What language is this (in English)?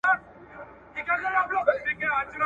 Pashto